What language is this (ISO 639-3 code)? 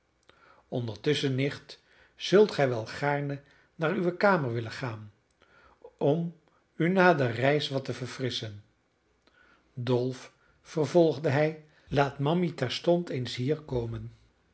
nld